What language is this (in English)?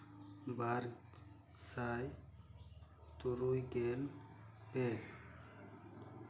Santali